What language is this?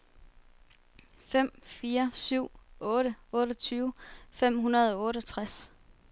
Danish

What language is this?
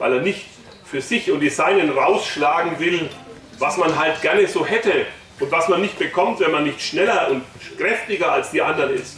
German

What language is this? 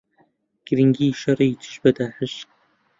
Central Kurdish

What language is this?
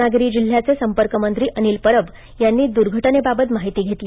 Marathi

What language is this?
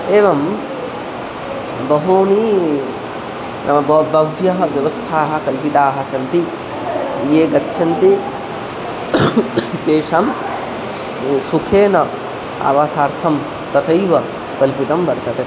Sanskrit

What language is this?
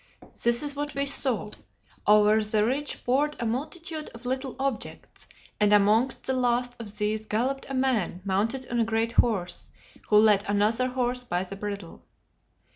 English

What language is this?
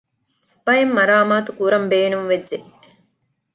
Divehi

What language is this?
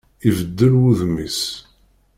Kabyle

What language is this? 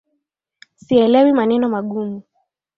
Swahili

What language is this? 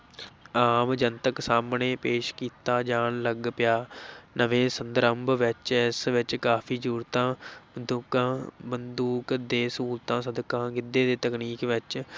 Punjabi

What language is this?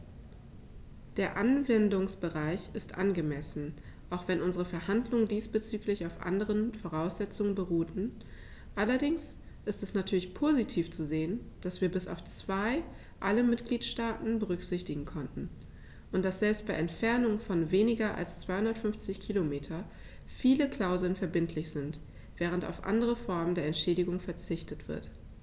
German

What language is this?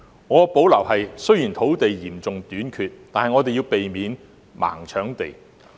Cantonese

